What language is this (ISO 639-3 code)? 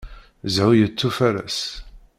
kab